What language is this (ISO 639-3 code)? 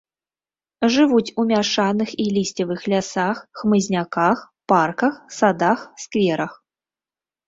bel